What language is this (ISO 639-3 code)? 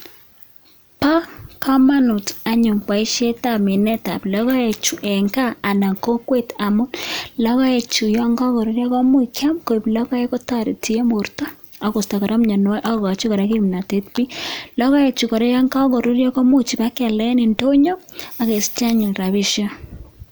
kln